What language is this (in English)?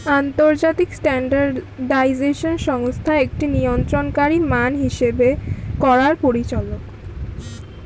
Bangla